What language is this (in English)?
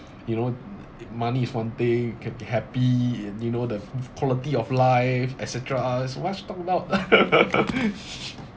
English